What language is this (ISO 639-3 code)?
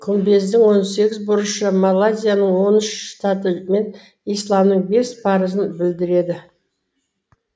kaz